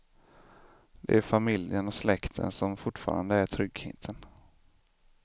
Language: Swedish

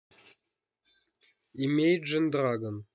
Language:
Russian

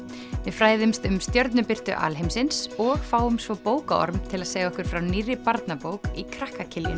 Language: Icelandic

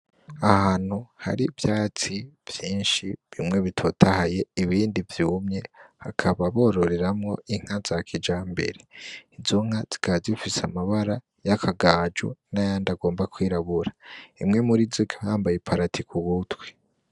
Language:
Rundi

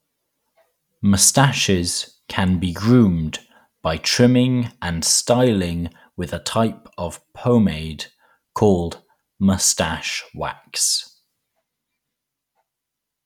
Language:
English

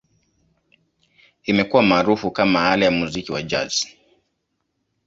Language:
Swahili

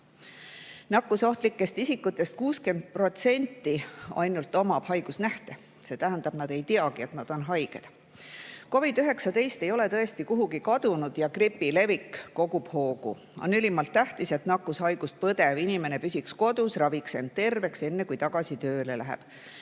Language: Estonian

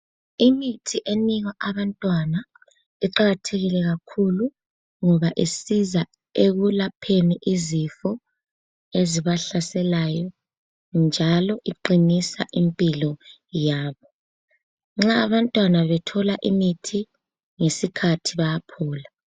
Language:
North Ndebele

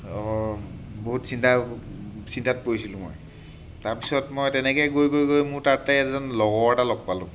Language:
Assamese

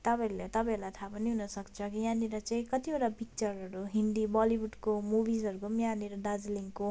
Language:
Nepali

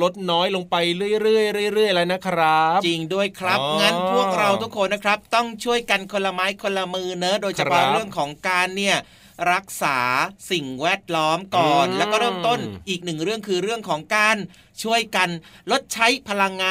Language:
Thai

